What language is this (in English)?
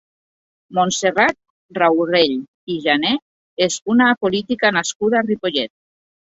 Catalan